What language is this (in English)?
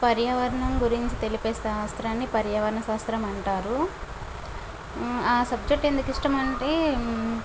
Telugu